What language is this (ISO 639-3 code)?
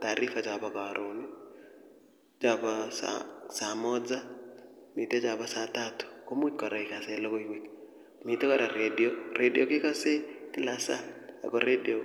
kln